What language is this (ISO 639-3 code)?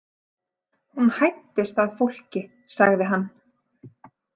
isl